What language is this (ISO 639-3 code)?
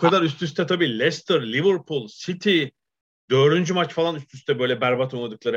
tur